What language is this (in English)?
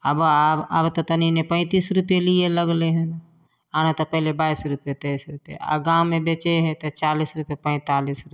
Maithili